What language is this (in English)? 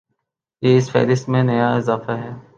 Urdu